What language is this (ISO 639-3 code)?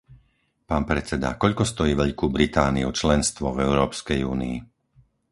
slk